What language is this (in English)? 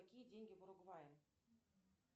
Russian